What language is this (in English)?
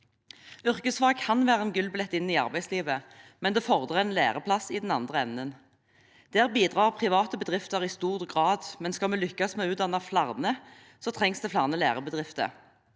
Norwegian